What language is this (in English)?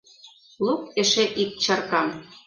Mari